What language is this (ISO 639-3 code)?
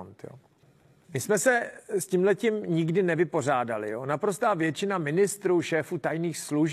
ces